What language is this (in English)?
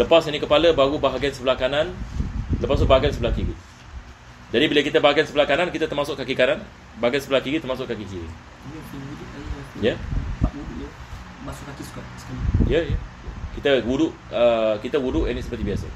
Malay